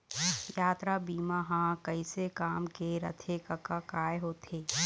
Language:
Chhattisgarhi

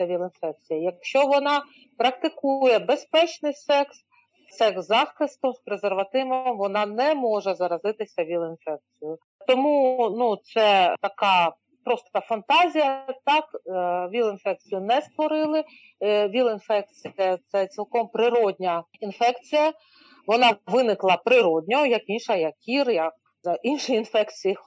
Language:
Ukrainian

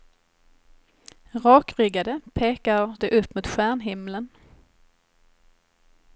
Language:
Swedish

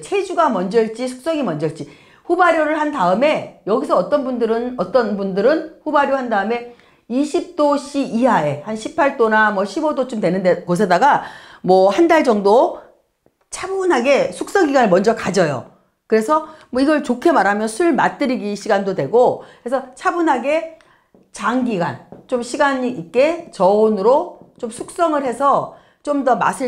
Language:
Korean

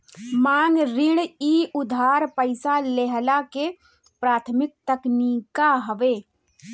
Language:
Bhojpuri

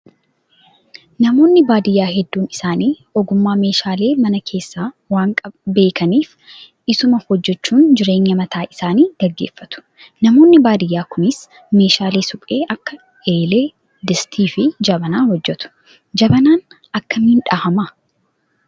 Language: Oromo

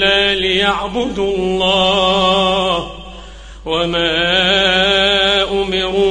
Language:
Arabic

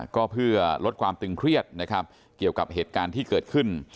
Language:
Thai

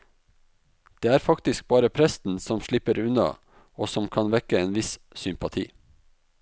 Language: Norwegian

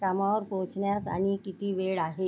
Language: Marathi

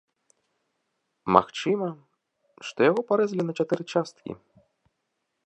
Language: Belarusian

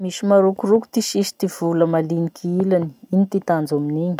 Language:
Masikoro Malagasy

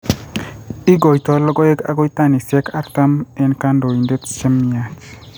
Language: Kalenjin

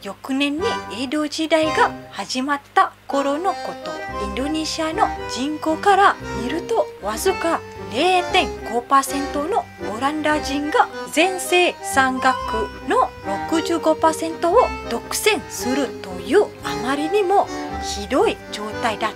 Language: Japanese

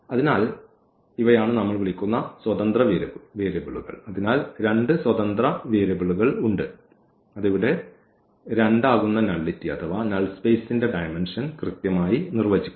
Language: Malayalam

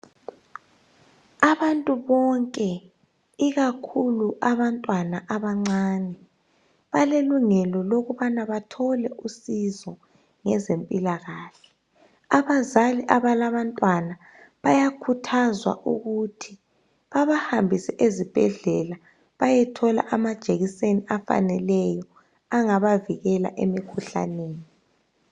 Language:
North Ndebele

